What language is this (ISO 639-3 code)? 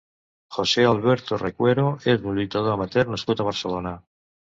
cat